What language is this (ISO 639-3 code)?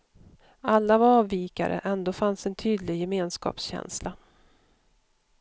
swe